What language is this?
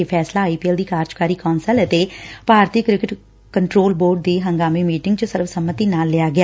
Punjabi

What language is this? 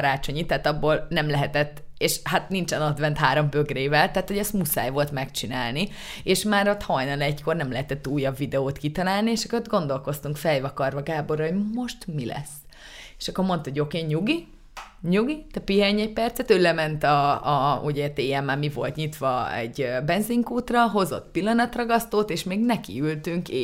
Hungarian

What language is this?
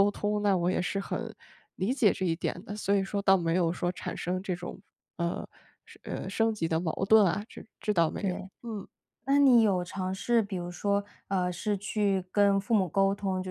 Chinese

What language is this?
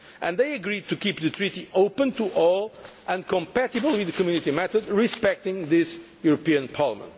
English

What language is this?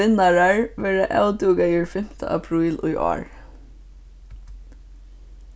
Faroese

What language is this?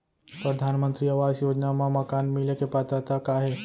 Chhattisgarhi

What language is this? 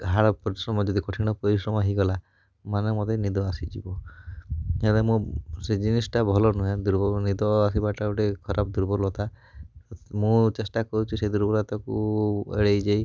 Odia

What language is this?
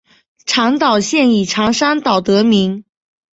Chinese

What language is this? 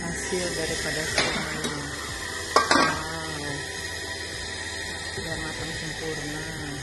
Indonesian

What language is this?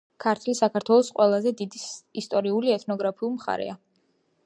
Georgian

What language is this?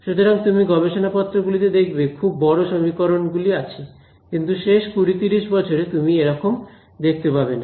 Bangla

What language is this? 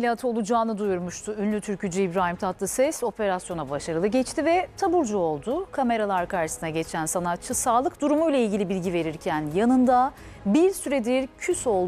Turkish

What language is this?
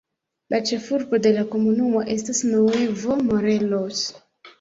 Esperanto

